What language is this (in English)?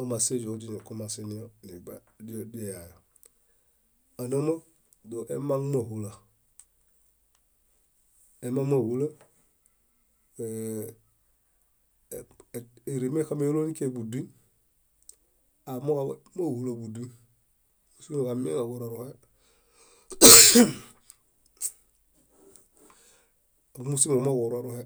Bayot